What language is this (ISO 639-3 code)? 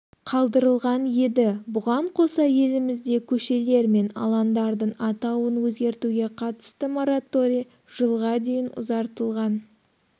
kaz